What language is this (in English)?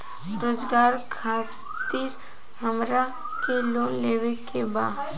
Bhojpuri